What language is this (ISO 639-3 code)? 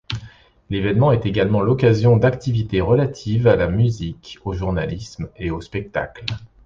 fra